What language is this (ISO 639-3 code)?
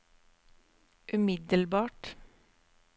nor